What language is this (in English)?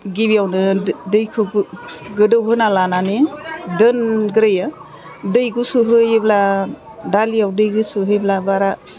Bodo